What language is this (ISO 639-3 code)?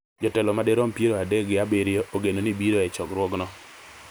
luo